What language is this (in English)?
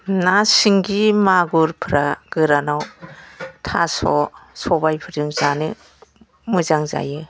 Bodo